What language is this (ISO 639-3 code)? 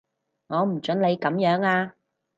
yue